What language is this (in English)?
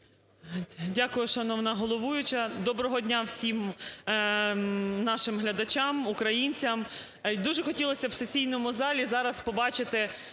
Ukrainian